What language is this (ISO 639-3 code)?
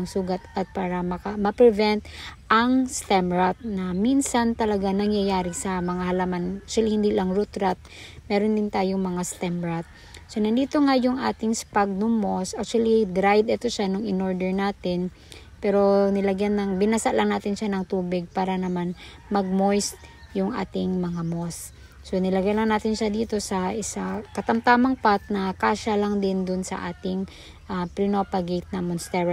fil